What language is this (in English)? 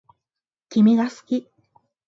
Japanese